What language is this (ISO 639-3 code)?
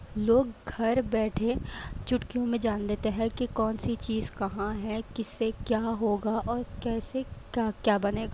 urd